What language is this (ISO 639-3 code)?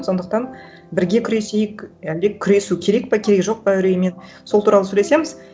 kaz